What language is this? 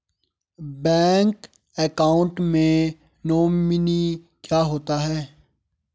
Hindi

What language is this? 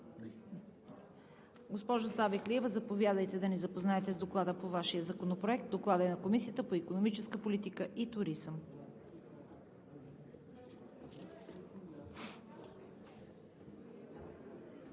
Bulgarian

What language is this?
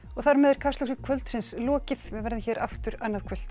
Icelandic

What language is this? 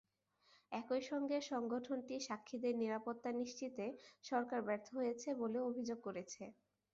Bangla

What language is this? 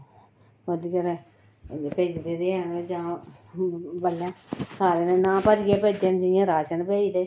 Dogri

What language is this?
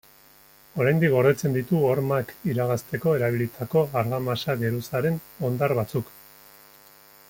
Basque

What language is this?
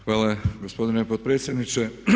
Croatian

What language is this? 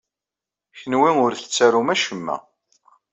Kabyle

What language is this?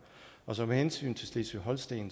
Danish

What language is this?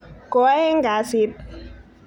Kalenjin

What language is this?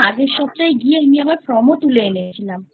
Bangla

